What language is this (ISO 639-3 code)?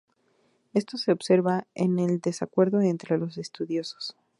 spa